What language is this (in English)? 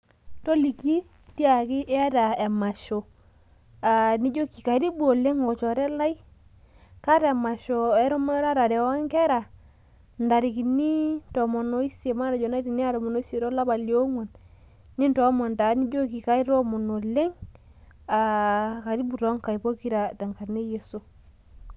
Masai